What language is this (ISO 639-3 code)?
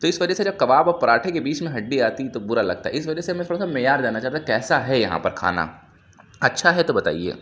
urd